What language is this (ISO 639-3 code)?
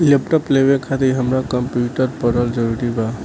bho